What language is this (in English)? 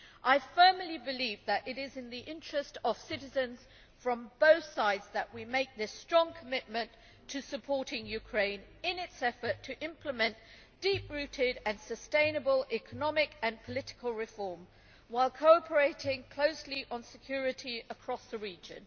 English